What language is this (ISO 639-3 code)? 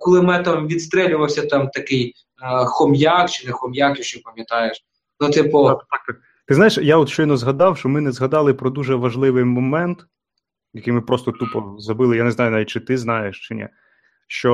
ukr